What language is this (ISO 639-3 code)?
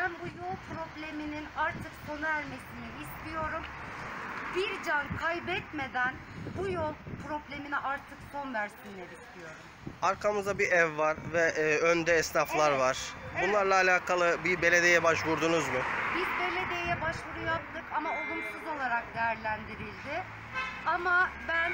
tur